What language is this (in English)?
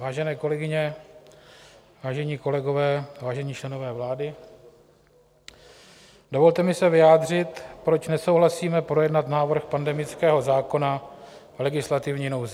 Czech